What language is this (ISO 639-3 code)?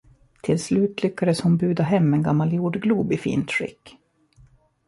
swe